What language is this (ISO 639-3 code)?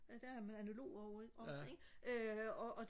dan